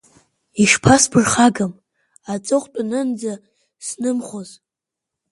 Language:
Abkhazian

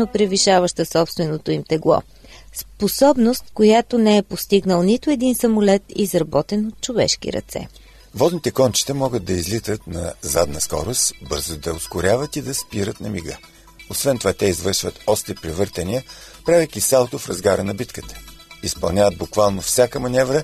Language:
Bulgarian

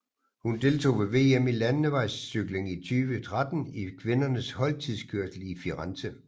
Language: Danish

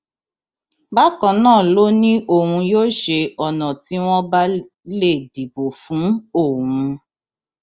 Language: Yoruba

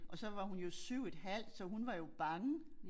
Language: Danish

